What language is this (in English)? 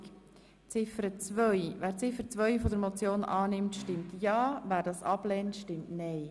Swiss German